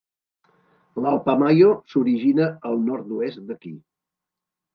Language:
Catalan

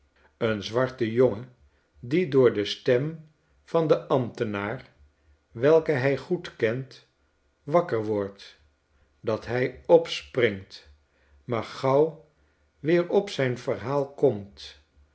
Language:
Dutch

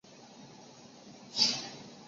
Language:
Chinese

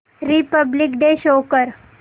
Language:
Marathi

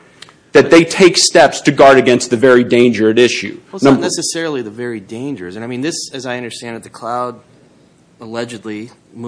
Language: English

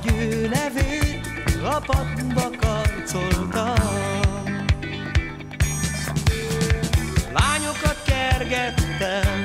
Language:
Latvian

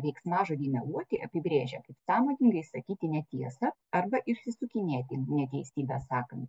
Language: Lithuanian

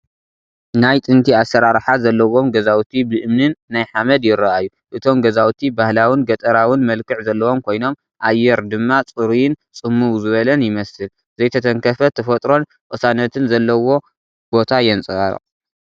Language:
Tigrinya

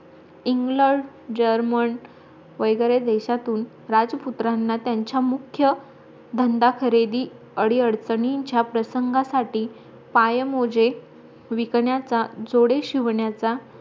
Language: Marathi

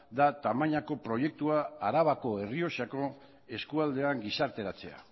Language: Basque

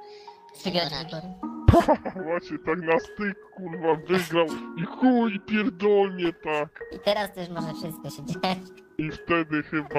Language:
Polish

